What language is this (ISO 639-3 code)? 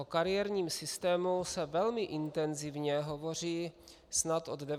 ces